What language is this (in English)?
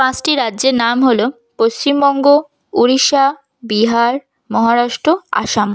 Bangla